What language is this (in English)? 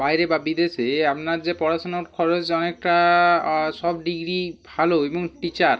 Bangla